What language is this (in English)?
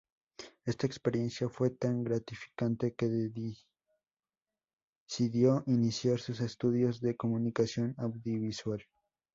Spanish